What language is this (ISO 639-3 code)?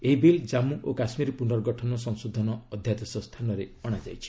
ori